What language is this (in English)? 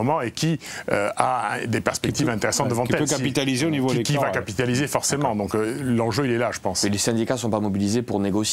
French